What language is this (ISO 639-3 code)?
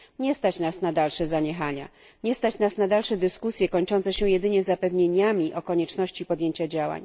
pol